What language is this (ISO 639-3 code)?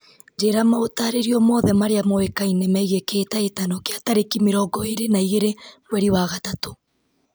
kik